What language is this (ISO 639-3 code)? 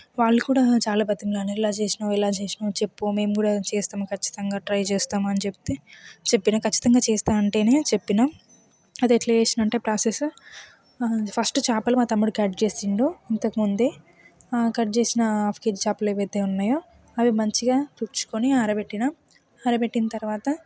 tel